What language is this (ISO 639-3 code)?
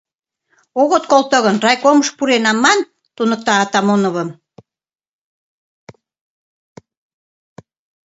chm